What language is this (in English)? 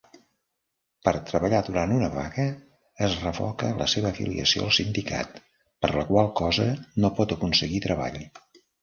Catalan